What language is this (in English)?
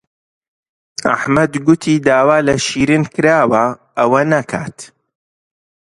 Central Kurdish